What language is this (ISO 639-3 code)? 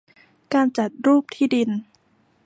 tha